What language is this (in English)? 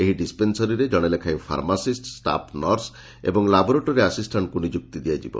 Odia